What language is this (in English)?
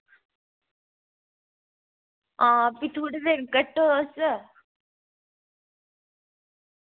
Dogri